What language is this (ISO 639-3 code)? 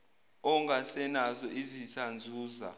zul